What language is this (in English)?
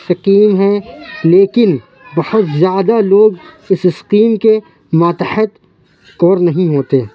Urdu